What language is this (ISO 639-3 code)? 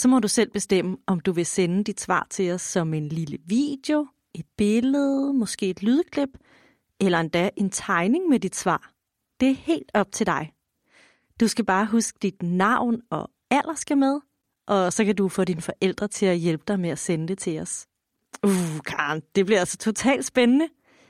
dan